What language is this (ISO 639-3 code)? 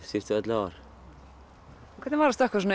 isl